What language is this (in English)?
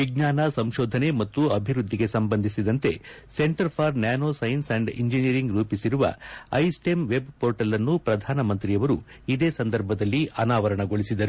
Kannada